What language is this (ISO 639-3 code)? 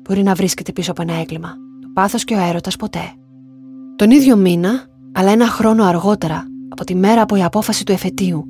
ell